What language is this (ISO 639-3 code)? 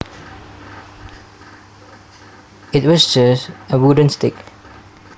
jav